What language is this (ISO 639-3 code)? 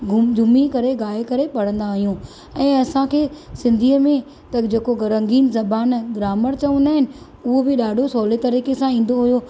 snd